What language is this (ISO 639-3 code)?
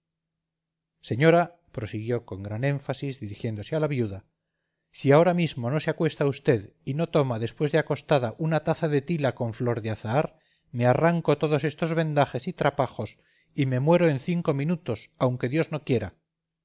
spa